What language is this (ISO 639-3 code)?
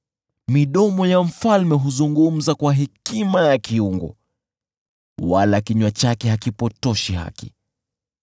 swa